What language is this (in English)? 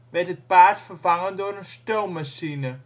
Dutch